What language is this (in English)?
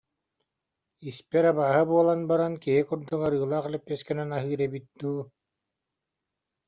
Yakut